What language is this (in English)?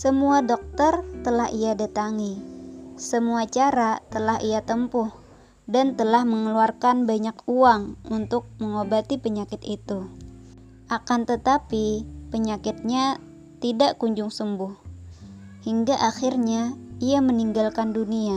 Indonesian